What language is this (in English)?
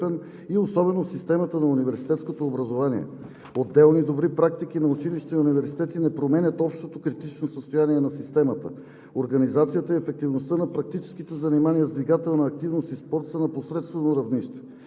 Bulgarian